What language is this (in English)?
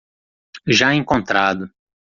Portuguese